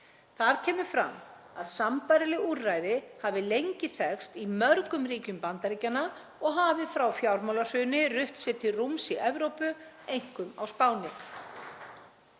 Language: Icelandic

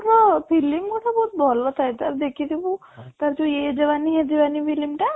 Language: Odia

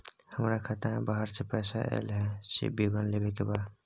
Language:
Maithili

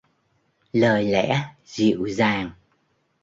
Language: Vietnamese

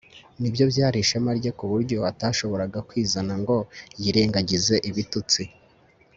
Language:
Kinyarwanda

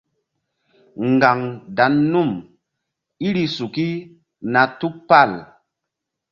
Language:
Mbum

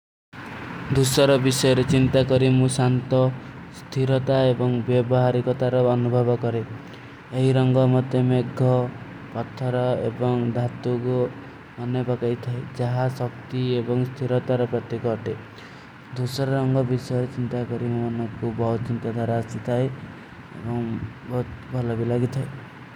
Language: Kui (India)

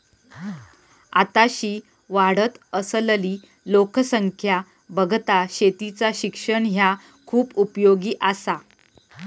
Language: Marathi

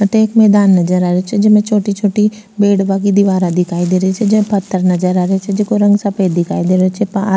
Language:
Rajasthani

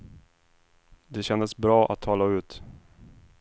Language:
Swedish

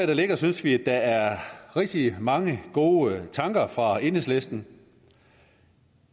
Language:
Danish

